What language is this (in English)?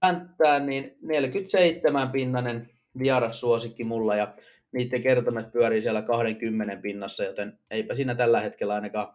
Finnish